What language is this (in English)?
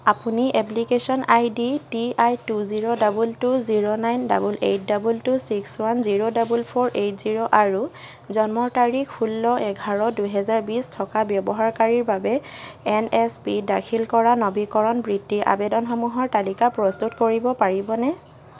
Assamese